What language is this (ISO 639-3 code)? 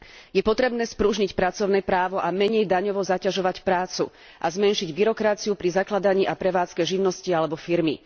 slk